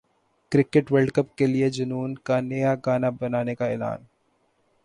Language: Urdu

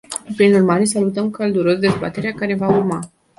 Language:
Romanian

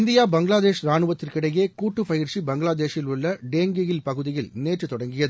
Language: Tamil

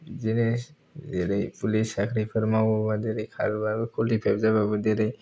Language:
Bodo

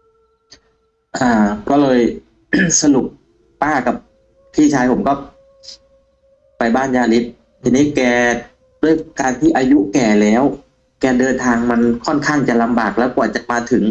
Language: Thai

